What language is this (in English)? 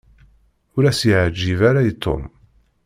Kabyle